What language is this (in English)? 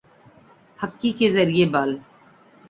Urdu